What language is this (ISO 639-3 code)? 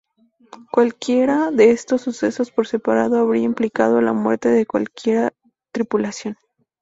spa